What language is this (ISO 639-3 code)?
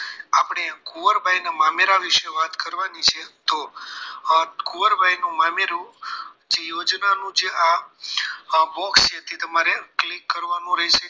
guj